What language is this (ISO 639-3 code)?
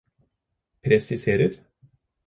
nob